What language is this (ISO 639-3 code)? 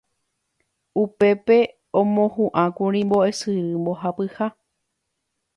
grn